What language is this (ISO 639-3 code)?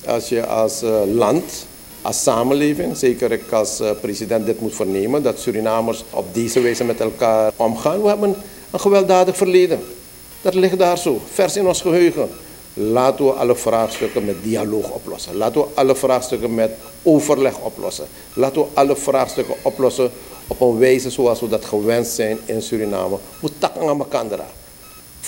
nld